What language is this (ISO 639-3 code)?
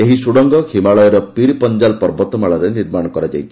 ori